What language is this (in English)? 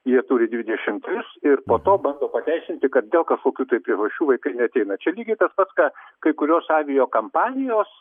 Lithuanian